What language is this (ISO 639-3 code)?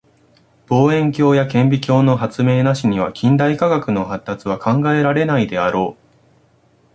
jpn